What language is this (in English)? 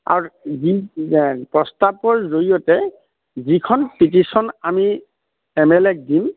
Assamese